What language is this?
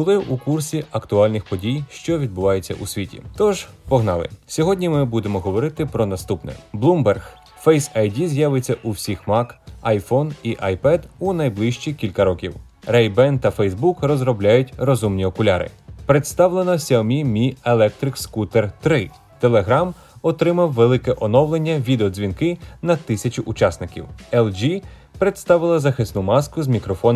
Ukrainian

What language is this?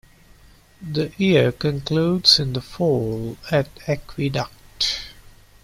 English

